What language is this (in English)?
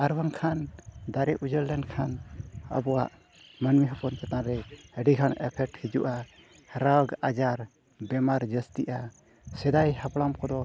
Santali